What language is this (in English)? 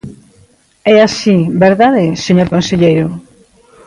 Galician